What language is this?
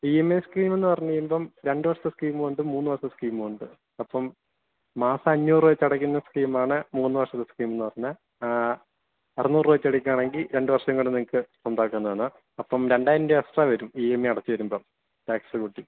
Malayalam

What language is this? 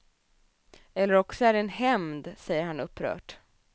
Swedish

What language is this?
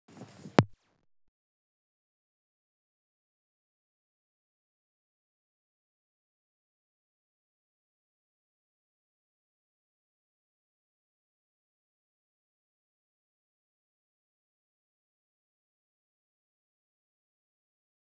Sakalava Malagasy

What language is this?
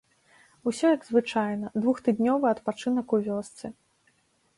Belarusian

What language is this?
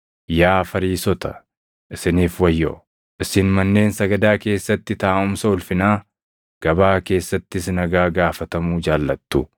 Oromo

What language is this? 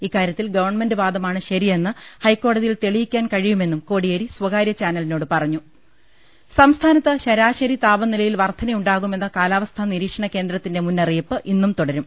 Malayalam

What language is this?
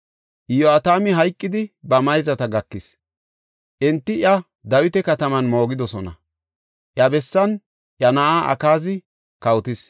Gofa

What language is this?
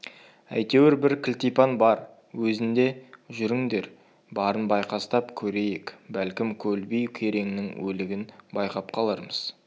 Kazakh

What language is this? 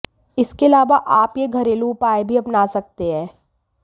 Hindi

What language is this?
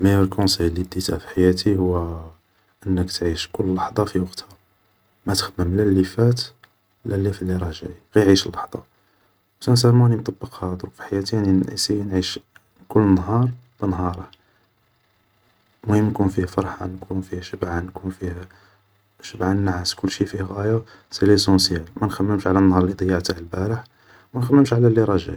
Algerian Arabic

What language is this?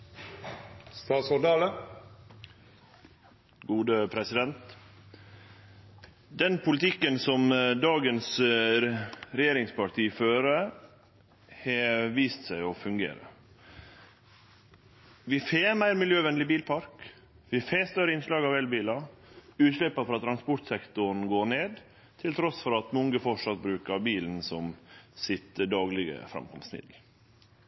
Norwegian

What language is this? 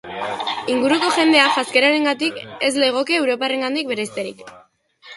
Basque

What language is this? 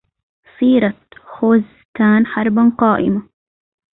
Arabic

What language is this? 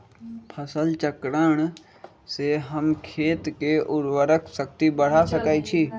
Magahi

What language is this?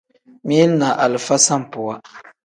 Tem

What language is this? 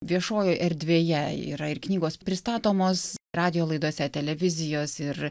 Lithuanian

